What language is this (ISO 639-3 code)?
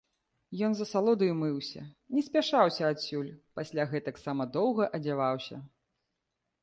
bel